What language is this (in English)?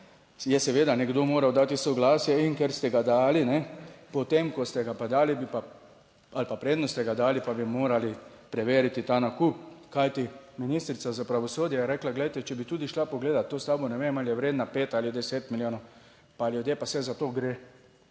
Slovenian